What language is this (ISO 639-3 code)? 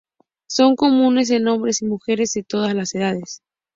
spa